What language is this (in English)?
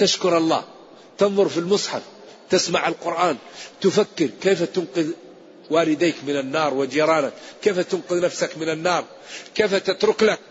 Arabic